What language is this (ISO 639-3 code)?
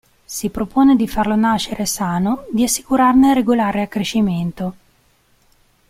ita